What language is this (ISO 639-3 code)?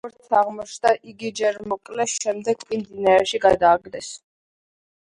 kat